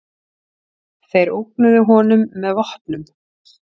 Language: Icelandic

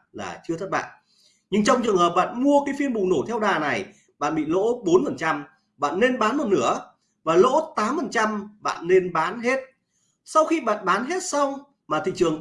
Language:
Vietnamese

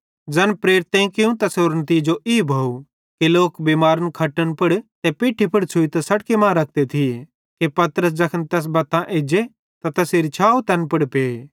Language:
Bhadrawahi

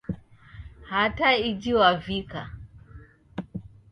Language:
Taita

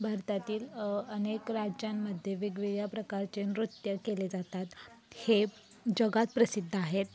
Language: Marathi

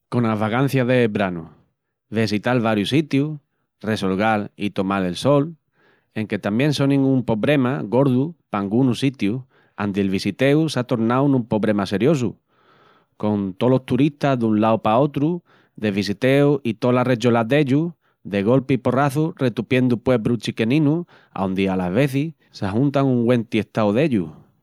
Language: Extremaduran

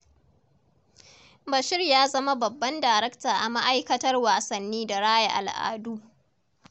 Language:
Hausa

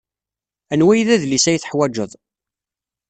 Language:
Kabyle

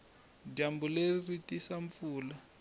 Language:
Tsonga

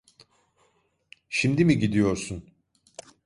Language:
Turkish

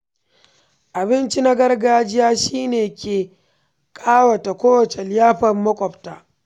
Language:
Hausa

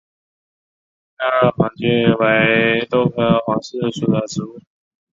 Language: Chinese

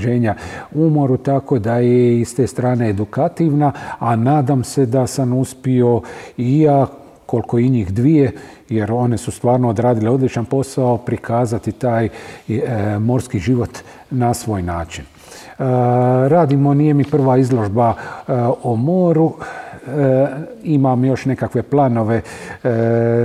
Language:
Croatian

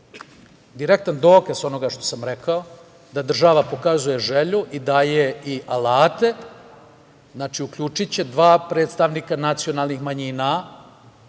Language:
Serbian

